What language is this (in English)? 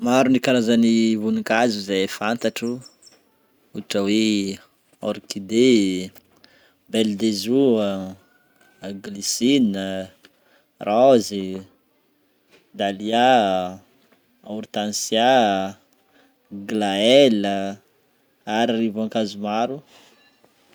Northern Betsimisaraka Malagasy